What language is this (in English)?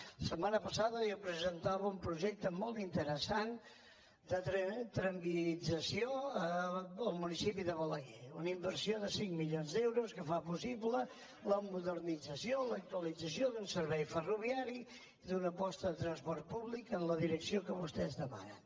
Catalan